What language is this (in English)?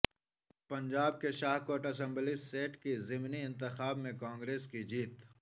Urdu